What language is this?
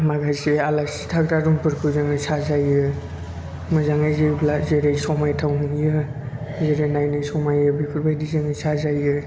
Bodo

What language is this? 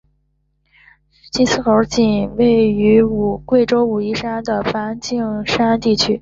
Chinese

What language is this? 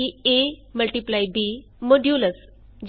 Punjabi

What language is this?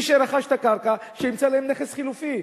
Hebrew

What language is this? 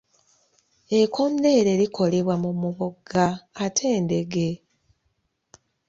Ganda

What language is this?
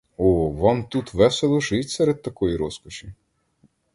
Ukrainian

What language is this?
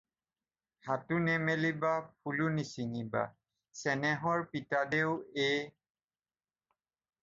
Assamese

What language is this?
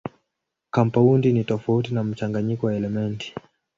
Swahili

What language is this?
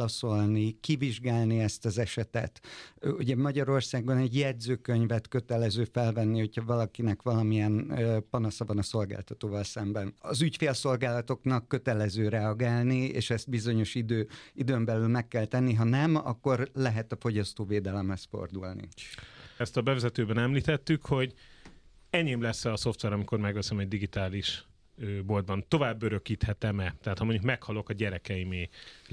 Hungarian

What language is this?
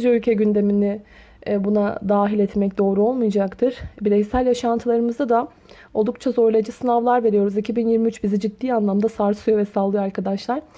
Turkish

